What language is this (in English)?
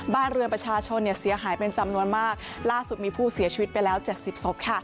Thai